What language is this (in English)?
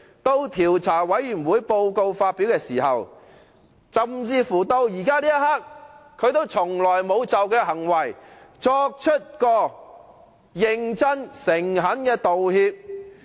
Cantonese